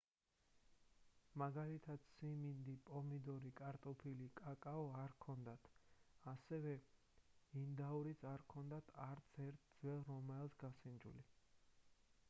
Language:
Georgian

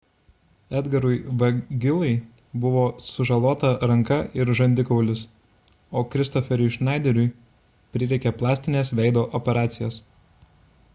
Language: Lithuanian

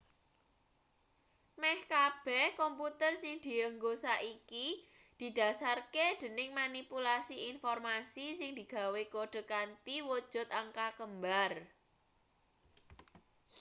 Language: Javanese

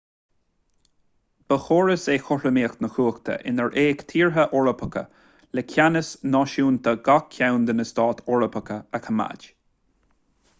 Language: Irish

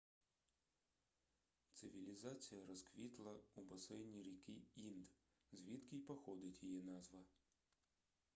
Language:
Ukrainian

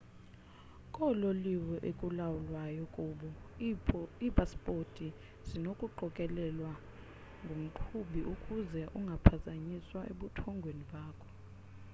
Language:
Xhosa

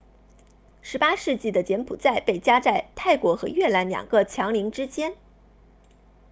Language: Chinese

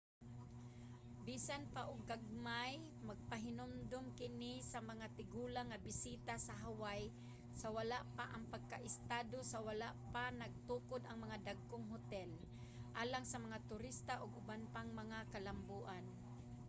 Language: Cebuano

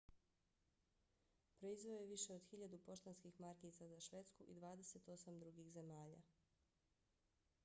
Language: Bosnian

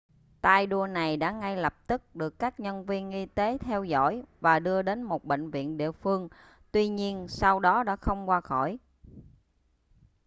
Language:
Vietnamese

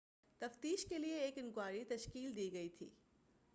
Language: Urdu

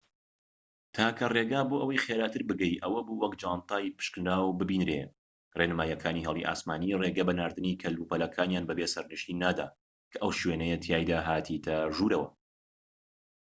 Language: Central Kurdish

